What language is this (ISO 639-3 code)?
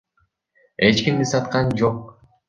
kir